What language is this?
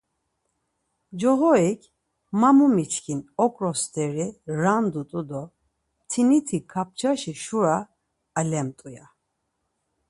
Laz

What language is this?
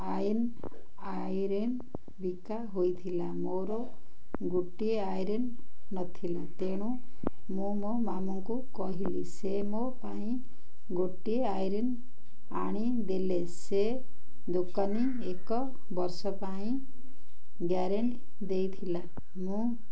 Odia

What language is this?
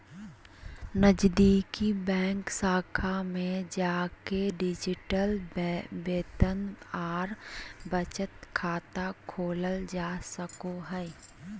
Magahi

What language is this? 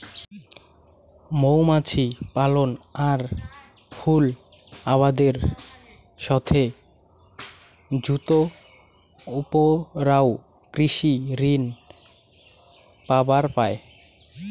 Bangla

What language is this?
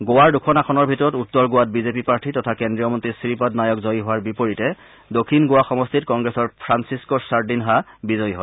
Assamese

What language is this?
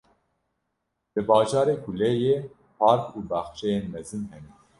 Kurdish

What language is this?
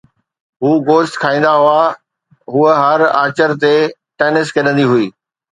Sindhi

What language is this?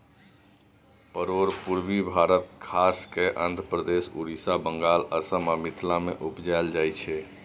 Maithili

